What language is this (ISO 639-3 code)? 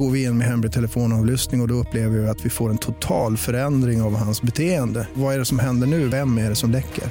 swe